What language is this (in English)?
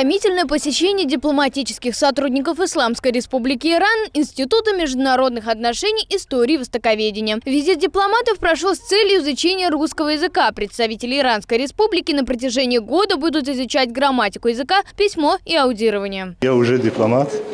Russian